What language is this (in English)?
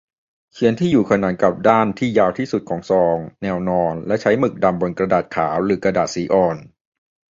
Thai